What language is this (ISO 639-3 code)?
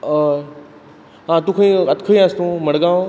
kok